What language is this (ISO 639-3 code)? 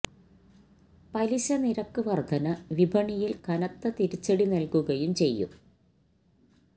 mal